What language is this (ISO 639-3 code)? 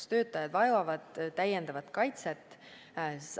est